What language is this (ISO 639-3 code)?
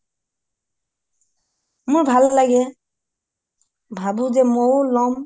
asm